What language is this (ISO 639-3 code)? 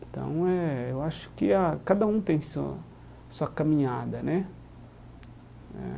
por